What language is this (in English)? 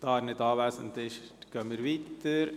Swiss German